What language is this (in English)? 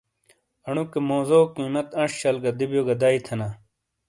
Shina